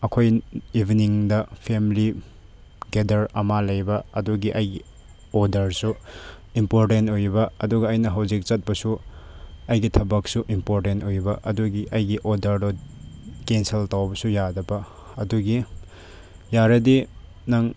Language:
Manipuri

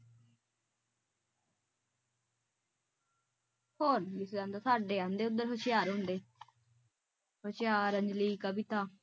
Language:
Punjabi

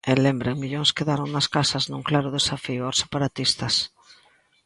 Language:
Galician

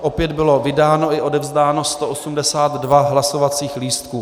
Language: Czech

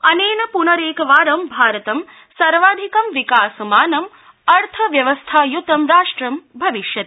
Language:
Sanskrit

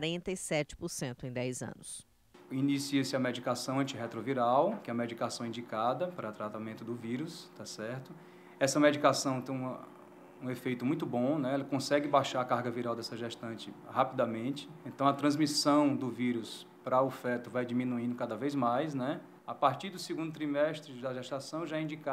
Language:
Portuguese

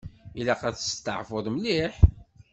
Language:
Kabyle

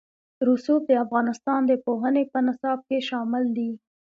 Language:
Pashto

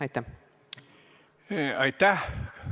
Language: Estonian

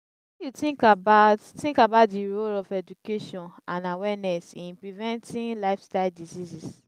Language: Nigerian Pidgin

